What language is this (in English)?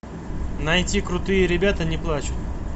Russian